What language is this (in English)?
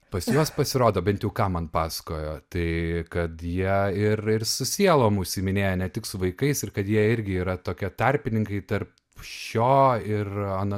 Lithuanian